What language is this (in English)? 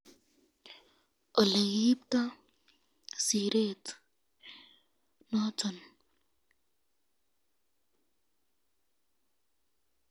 Kalenjin